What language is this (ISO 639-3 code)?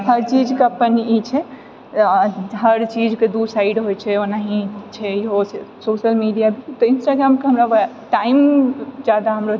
mai